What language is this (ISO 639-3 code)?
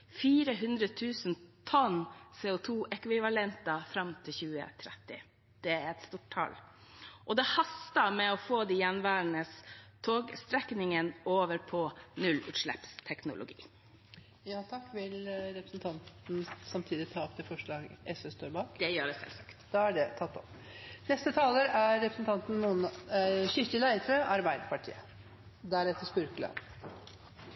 nor